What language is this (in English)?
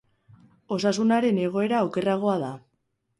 Basque